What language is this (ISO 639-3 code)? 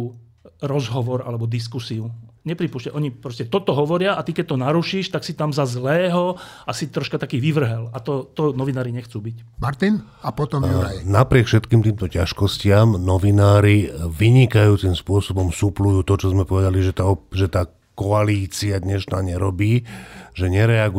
slk